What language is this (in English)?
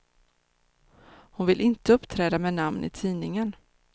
Swedish